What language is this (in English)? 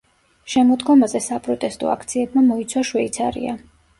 Georgian